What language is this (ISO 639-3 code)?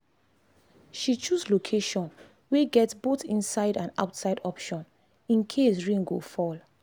pcm